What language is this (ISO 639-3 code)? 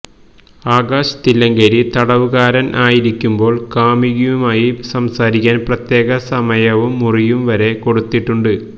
mal